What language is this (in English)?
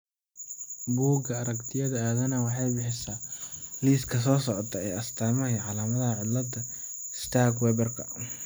Somali